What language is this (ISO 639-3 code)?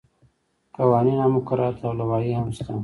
pus